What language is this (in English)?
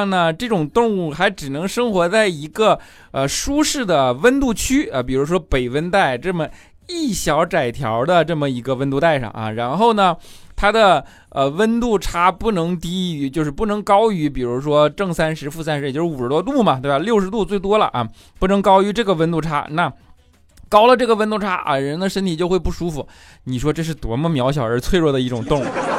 Chinese